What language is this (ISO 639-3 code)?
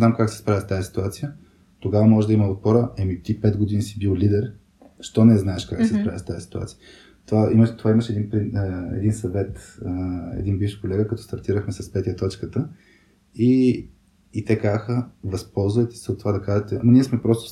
bul